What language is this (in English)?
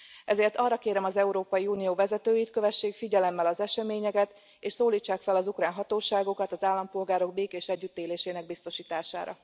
Hungarian